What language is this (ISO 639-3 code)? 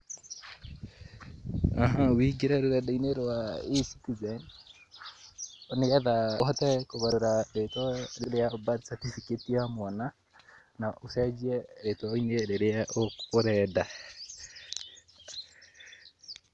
kik